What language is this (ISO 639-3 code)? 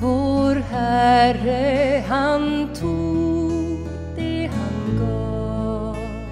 swe